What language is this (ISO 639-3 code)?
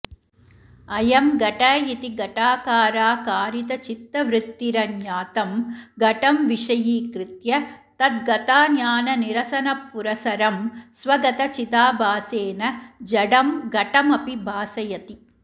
san